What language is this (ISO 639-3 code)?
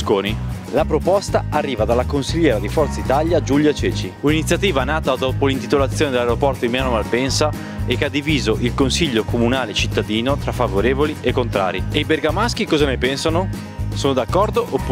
ita